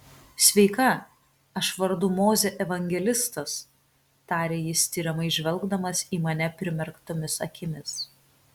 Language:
Lithuanian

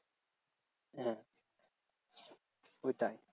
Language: Bangla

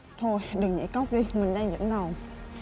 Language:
Vietnamese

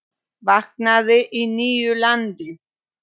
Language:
Icelandic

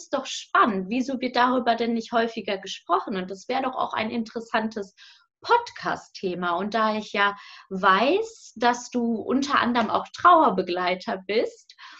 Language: German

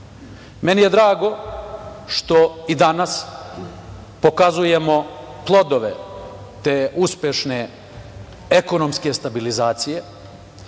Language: Serbian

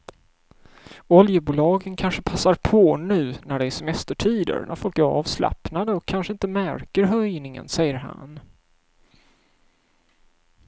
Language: Swedish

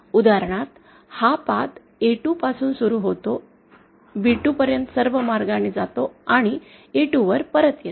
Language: Marathi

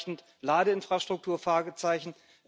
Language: German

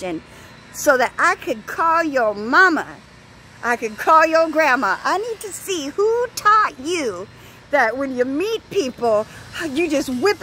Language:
English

